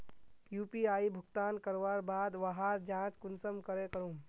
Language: Magahi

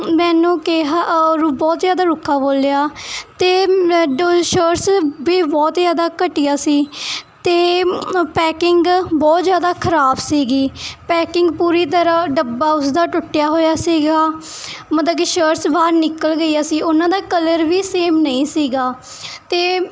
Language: Punjabi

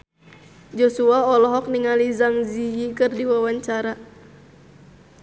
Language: Sundanese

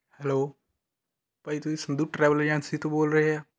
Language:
Punjabi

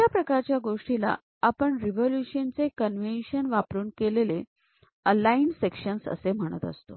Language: Marathi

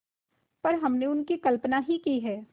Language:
Hindi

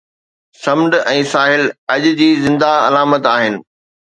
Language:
Sindhi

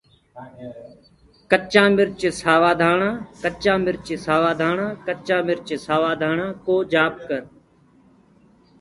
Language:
Gurgula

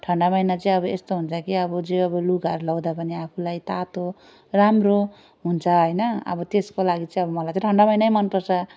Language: Nepali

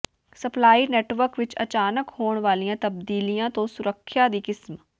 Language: Punjabi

